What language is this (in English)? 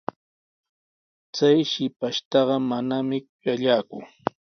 Sihuas Ancash Quechua